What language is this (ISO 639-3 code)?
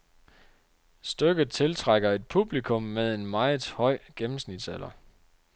dan